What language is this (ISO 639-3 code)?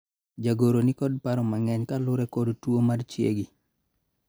luo